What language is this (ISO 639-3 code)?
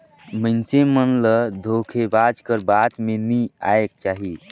hne